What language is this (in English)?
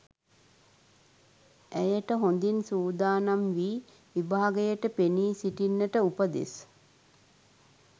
Sinhala